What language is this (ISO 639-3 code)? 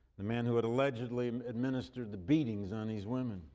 eng